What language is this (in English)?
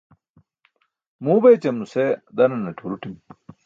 Burushaski